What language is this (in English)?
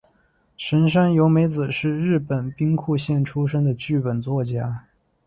Chinese